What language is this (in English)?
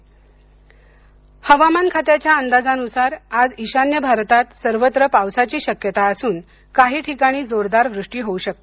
Marathi